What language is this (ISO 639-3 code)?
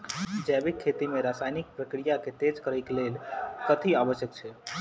mai